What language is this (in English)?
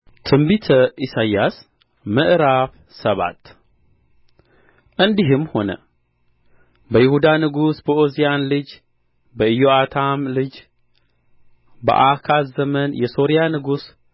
Amharic